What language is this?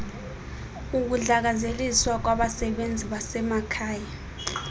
Xhosa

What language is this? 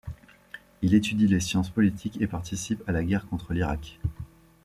French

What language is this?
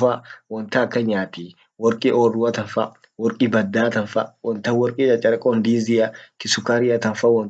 Orma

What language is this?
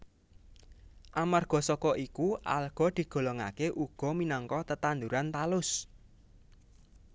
Javanese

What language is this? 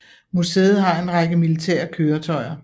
Danish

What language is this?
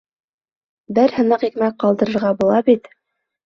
Bashkir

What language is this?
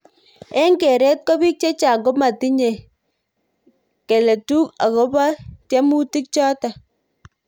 Kalenjin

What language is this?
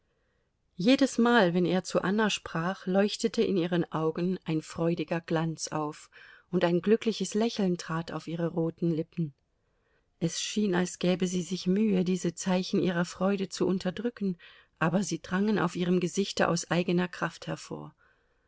German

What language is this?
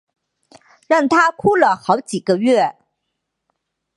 Chinese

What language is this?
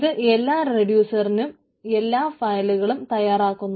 Malayalam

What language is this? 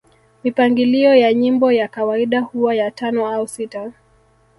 Swahili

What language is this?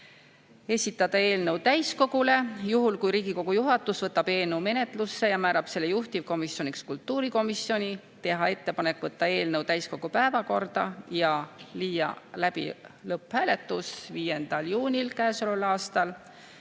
Estonian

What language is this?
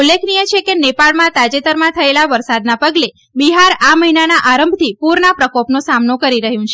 Gujarati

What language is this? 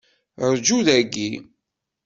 Kabyle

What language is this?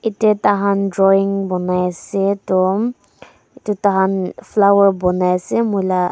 Naga Pidgin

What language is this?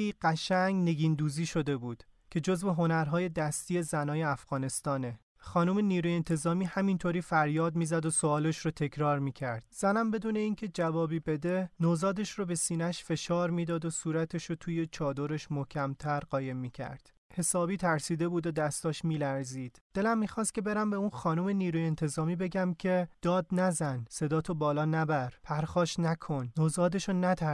Persian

